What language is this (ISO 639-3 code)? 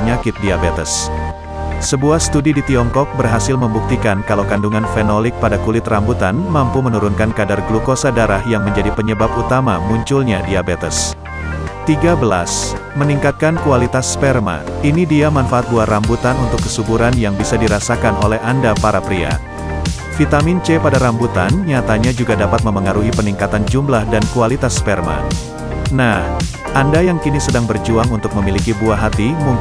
ind